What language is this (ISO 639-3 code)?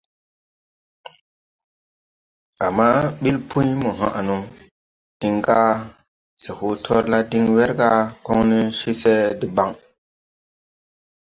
tui